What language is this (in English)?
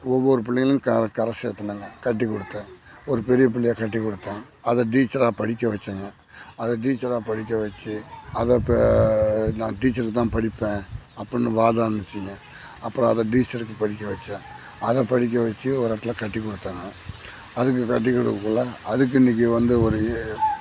Tamil